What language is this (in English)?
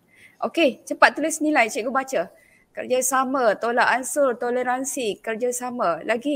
Malay